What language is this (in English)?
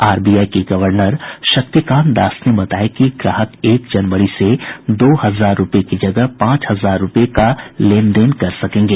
Hindi